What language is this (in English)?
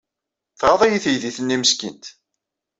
Kabyle